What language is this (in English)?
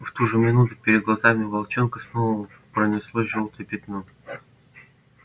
Russian